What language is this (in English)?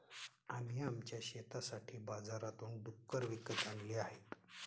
Marathi